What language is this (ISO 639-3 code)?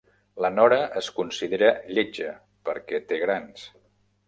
cat